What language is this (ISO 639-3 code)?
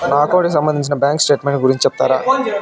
tel